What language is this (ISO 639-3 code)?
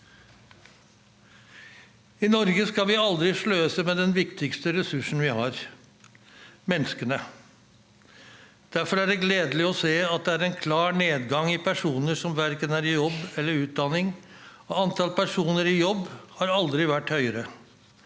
nor